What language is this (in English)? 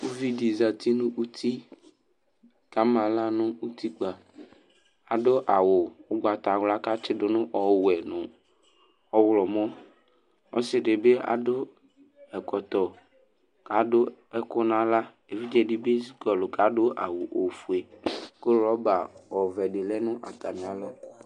Ikposo